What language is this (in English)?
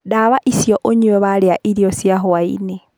Kikuyu